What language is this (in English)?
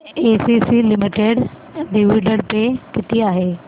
Marathi